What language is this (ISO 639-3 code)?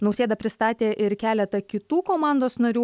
lit